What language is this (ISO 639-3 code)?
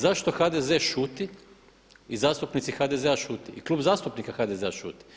hrv